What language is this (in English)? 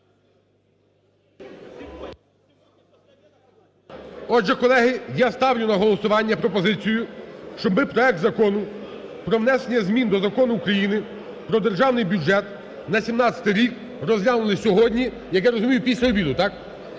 Ukrainian